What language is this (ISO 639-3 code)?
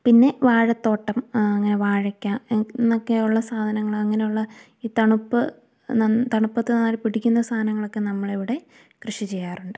mal